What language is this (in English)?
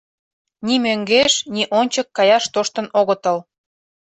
Mari